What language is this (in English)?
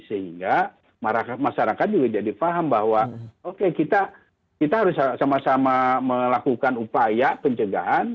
Indonesian